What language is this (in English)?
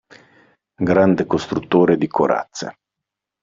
Italian